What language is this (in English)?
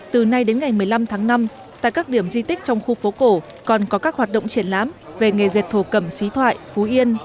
Vietnamese